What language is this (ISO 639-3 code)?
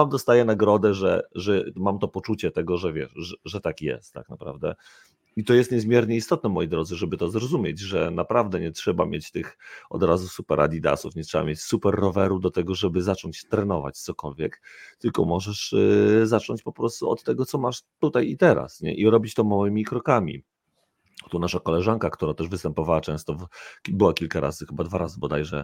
pol